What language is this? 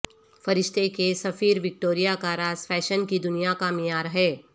Urdu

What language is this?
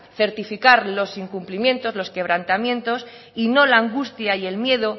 Spanish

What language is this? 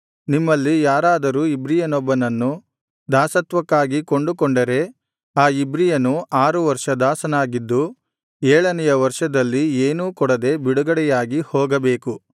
Kannada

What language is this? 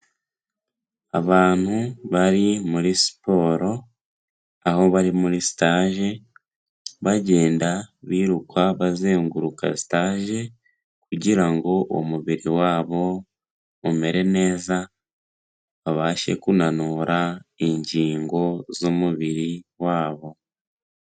Kinyarwanda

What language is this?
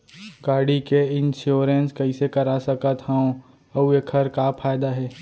Chhattisgarhi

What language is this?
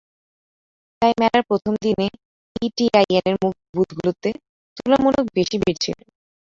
Bangla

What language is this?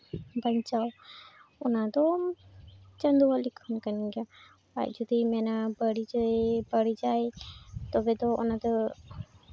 Santali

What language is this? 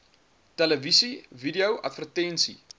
Afrikaans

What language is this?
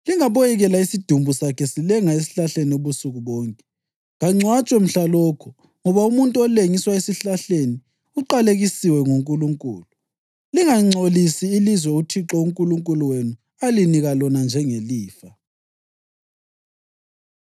North Ndebele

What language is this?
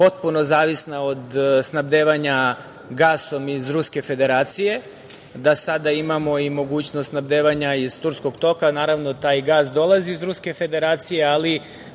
Serbian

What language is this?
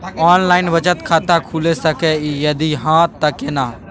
Maithili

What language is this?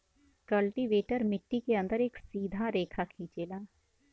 Bhojpuri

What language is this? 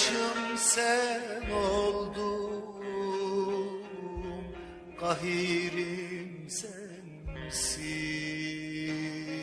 Turkish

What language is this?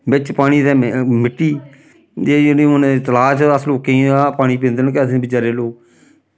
Dogri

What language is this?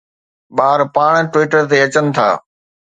Sindhi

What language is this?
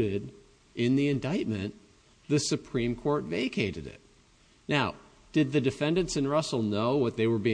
English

